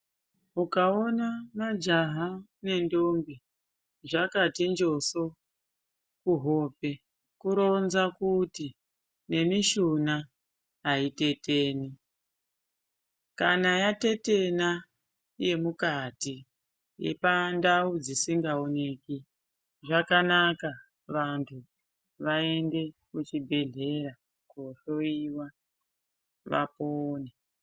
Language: Ndau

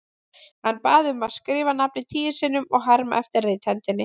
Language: Icelandic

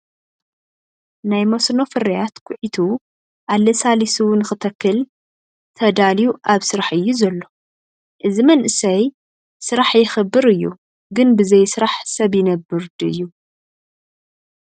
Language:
Tigrinya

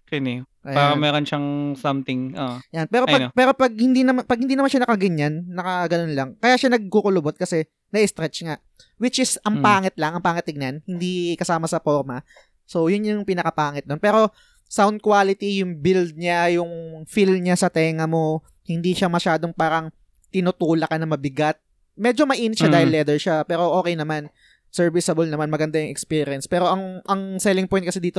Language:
Filipino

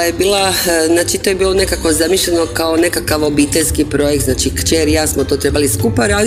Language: Croatian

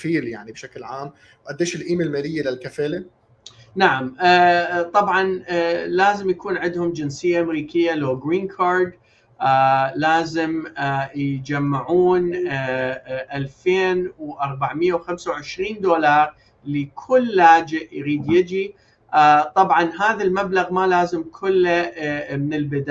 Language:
Arabic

